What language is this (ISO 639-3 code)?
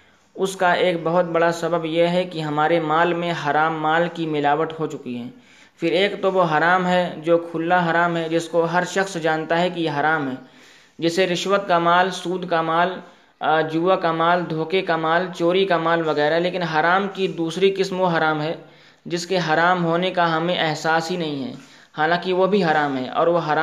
urd